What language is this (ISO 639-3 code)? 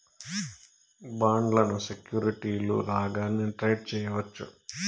tel